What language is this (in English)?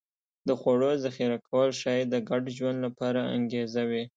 Pashto